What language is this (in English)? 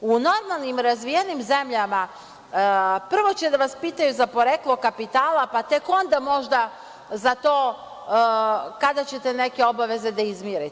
Serbian